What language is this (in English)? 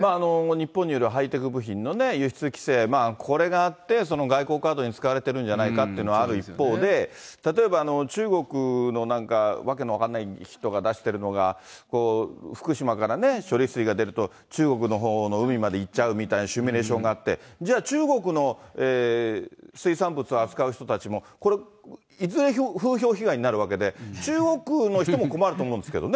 Japanese